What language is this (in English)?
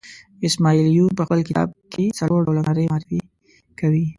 Pashto